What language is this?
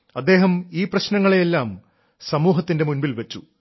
Malayalam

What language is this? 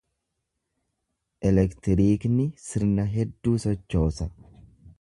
Oromo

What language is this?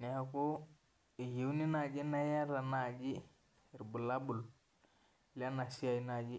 Masai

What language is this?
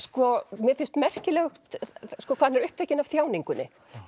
Icelandic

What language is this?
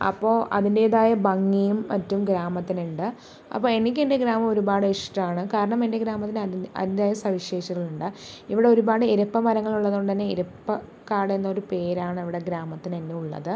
Malayalam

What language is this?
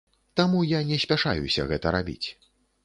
Belarusian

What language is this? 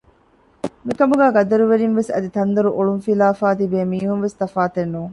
Divehi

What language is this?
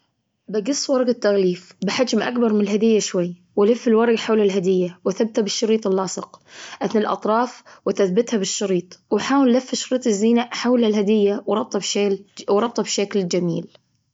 Gulf Arabic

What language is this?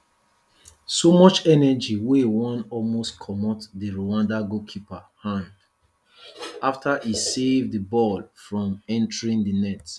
Nigerian Pidgin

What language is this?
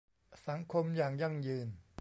Thai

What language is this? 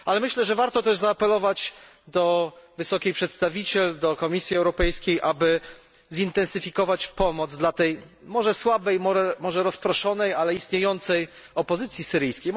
Polish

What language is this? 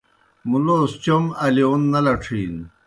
Kohistani Shina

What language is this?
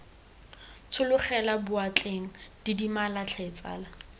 Tswana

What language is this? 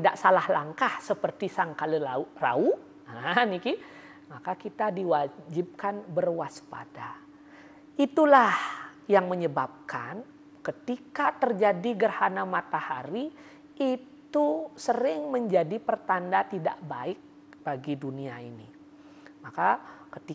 Indonesian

